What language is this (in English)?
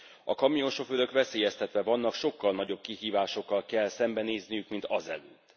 Hungarian